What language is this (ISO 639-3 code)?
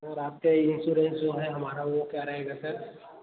hin